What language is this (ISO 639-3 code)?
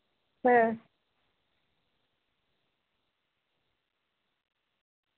sat